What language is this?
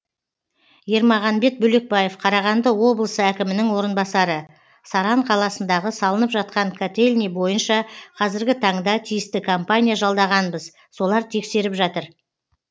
Kazakh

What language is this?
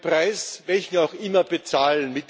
German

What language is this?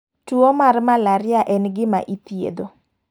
Luo (Kenya and Tanzania)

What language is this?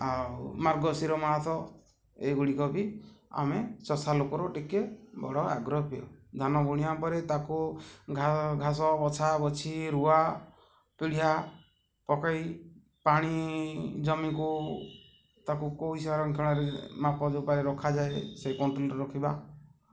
Odia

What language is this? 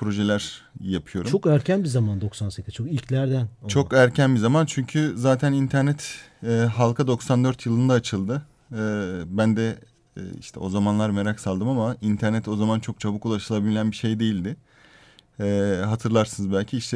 Turkish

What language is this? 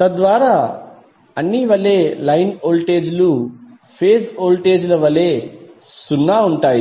Telugu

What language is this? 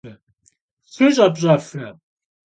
Kabardian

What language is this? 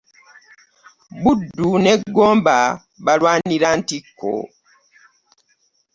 Ganda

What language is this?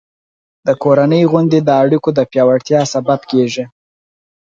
Pashto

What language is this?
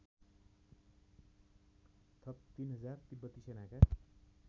Nepali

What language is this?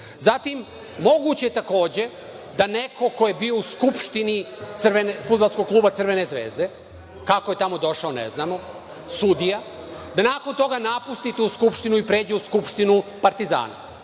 Serbian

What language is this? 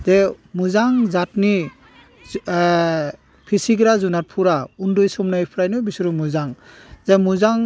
Bodo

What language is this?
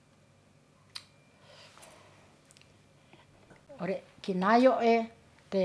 Ratahan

